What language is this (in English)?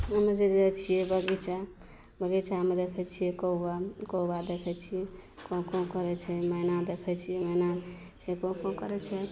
Maithili